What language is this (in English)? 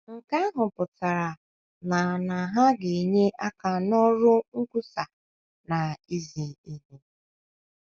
Igbo